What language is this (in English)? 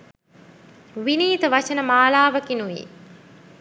Sinhala